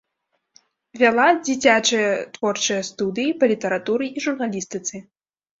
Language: Belarusian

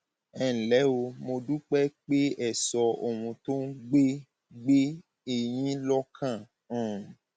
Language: Yoruba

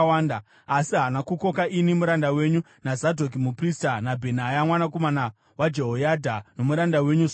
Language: Shona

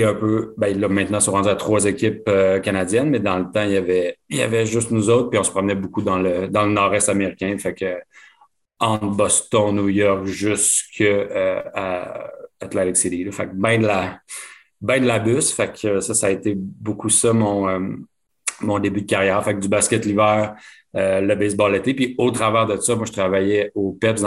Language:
French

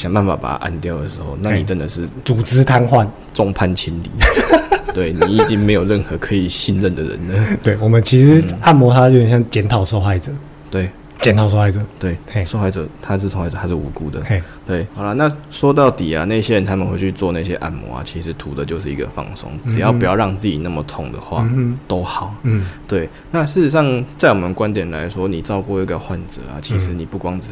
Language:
Chinese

